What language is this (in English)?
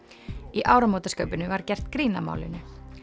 Icelandic